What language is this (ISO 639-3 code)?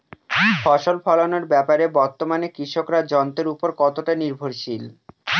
ben